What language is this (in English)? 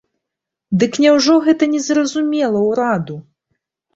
Belarusian